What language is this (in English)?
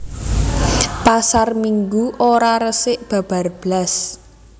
Javanese